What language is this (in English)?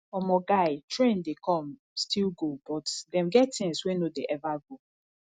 Nigerian Pidgin